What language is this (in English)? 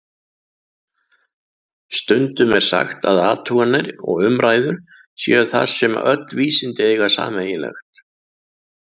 Icelandic